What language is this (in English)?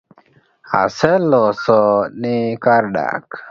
Luo (Kenya and Tanzania)